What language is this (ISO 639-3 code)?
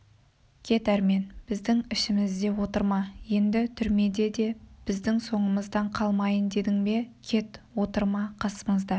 kaz